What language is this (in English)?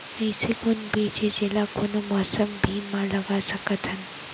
Chhattisgarhi